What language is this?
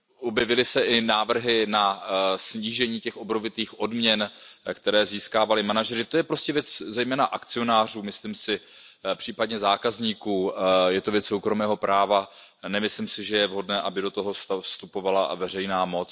Czech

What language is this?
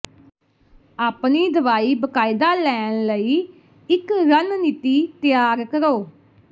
Punjabi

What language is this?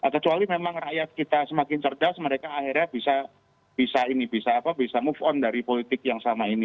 Indonesian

